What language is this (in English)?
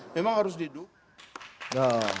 Indonesian